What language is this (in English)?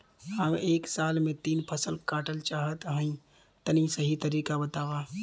Bhojpuri